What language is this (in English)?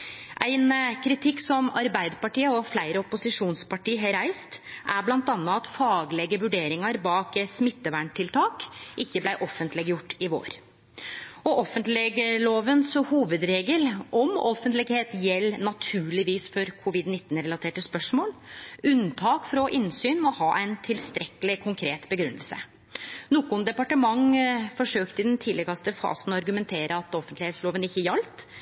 Norwegian Nynorsk